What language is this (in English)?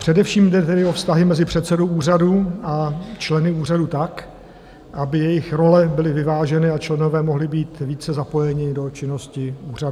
Czech